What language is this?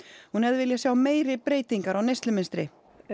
Icelandic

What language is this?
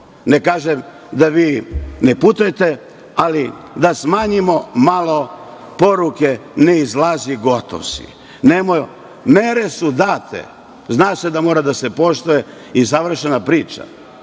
Serbian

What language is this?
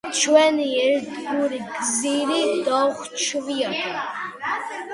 Georgian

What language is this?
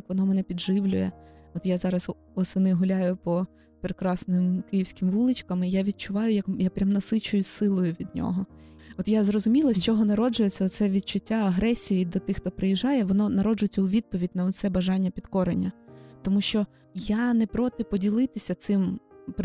Ukrainian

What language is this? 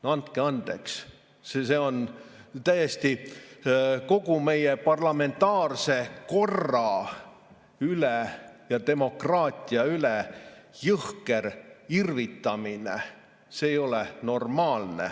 Estonian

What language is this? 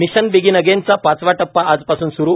Marathi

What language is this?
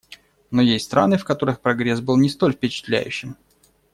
Russian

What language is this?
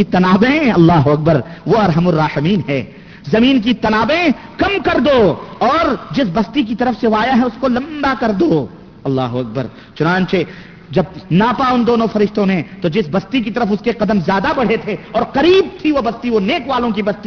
Urdu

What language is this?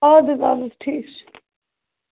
Kashmiri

